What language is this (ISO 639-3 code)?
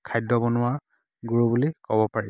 asm